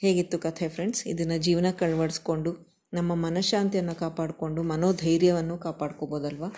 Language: Kannada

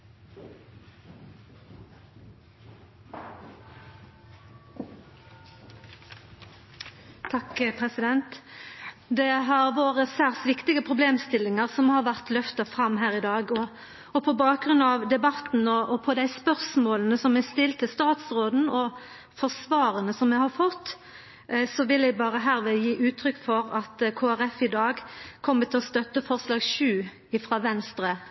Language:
Norwegian Nynorsk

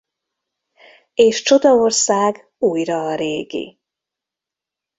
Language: Hungarian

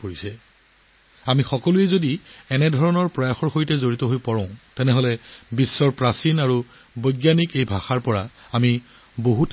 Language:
Assamese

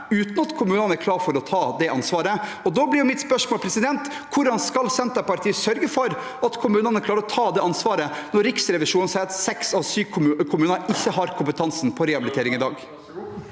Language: Norwegian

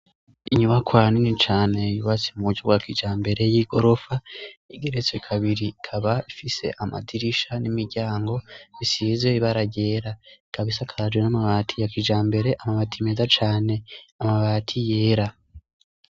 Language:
Rundi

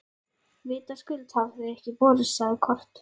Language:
Icelandic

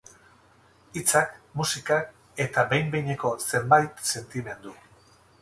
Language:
Basque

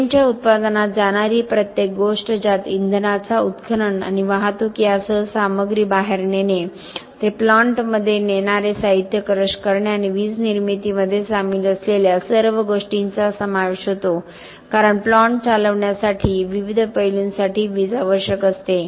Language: Marathi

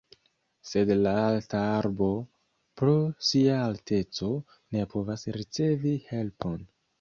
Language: Esperanto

